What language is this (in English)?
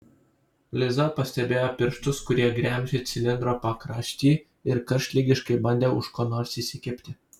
Lithuanian